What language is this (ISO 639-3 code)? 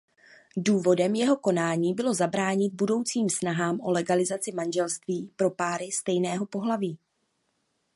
ces